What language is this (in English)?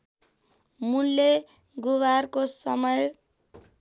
Nepali